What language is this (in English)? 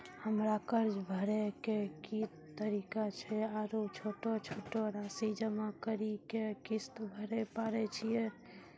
Maithili